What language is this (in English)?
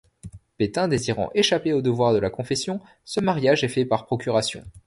French